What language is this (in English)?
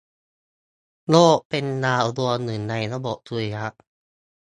Thai